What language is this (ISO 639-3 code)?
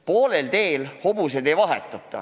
est